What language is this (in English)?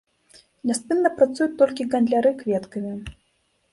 Belarusian